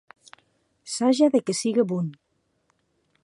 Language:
Occitan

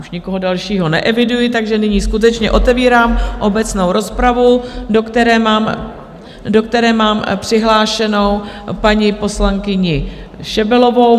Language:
Czech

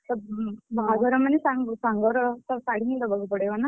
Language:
Odia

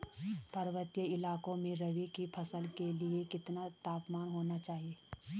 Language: Hindi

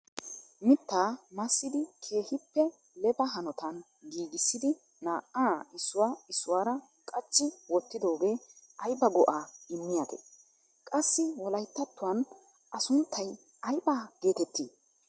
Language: Wolaytta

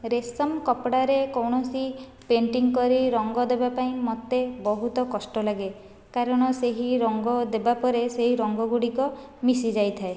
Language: Odia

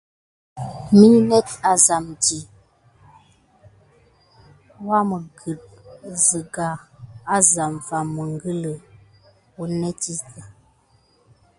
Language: Gidar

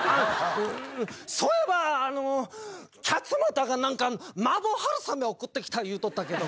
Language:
Japanese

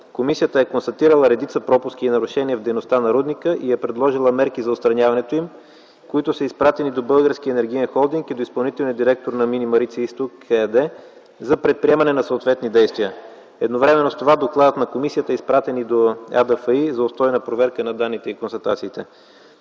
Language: Bulgarian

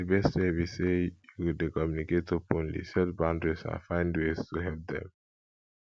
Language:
Nigerian Pidgin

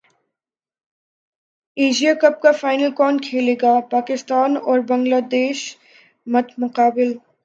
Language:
Urdu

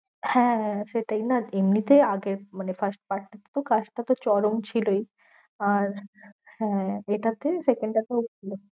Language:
Bangla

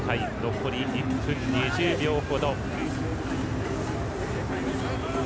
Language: Japanese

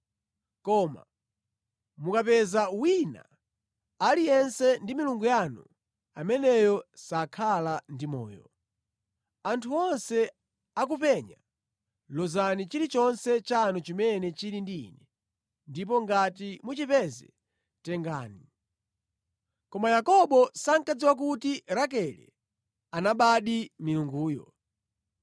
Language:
Nyanja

